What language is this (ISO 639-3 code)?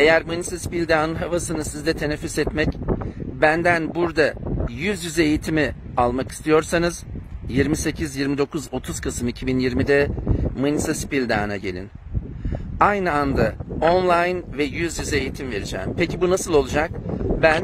tur